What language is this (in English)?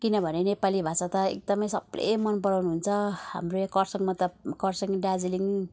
Nepali